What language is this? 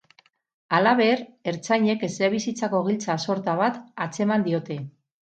Basque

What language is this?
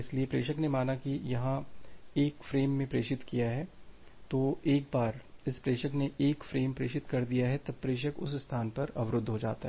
Hindi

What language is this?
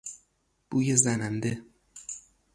Persian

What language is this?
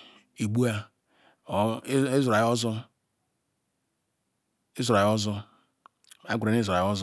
Ikwere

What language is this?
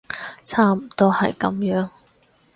Cantonese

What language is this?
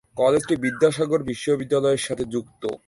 Bangla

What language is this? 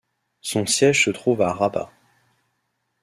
French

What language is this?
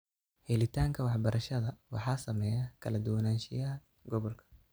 Somali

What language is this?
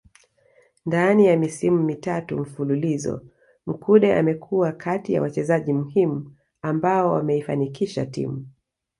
Swahili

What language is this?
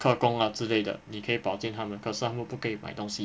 English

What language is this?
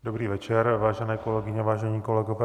Czech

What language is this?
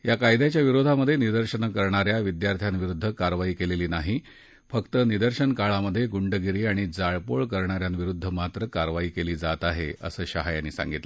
Marathi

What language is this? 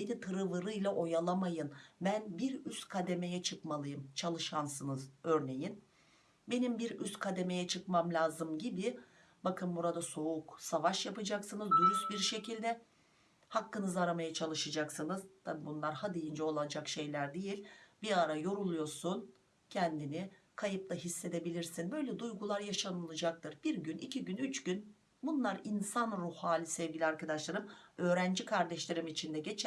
Turkish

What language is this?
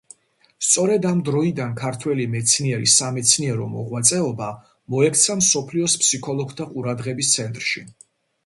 Georgian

